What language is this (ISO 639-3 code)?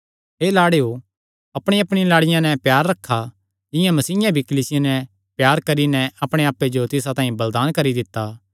xnr